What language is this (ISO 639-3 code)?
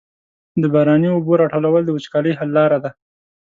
pus